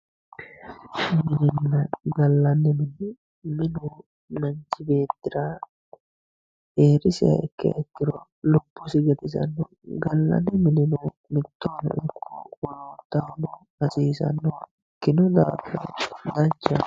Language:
Sidamo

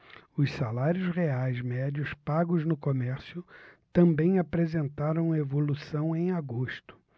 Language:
Portuguese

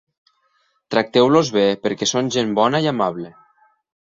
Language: Catalan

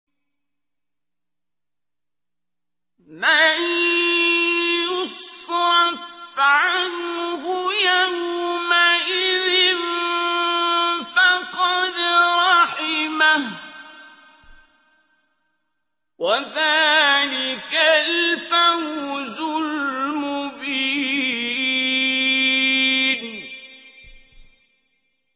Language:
Arabic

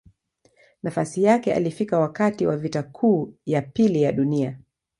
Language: Swahili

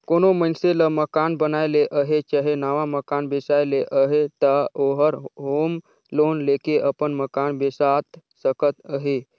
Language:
Chhattisgarhi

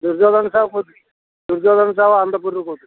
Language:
Odia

